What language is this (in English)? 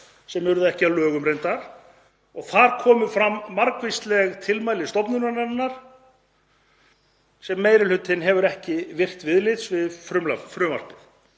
Icelandic